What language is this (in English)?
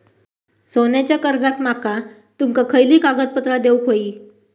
Marathi